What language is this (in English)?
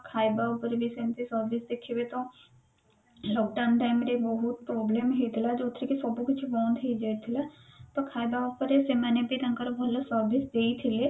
Odia